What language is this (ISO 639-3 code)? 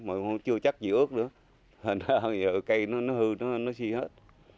vie